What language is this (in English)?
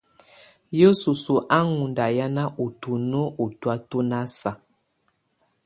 Tunen